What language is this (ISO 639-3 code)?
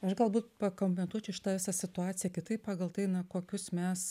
lit